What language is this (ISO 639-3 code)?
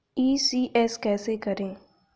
hin